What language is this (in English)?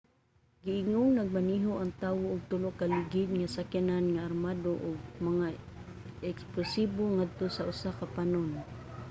Cebuano